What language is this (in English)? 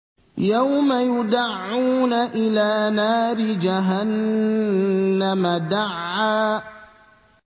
Arabic